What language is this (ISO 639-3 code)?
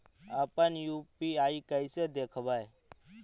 mag